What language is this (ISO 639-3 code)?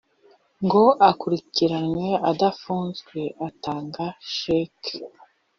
kin